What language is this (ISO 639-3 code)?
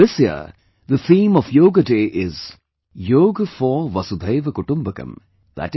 eng